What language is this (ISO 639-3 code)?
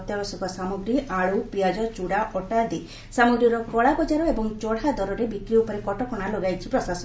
ori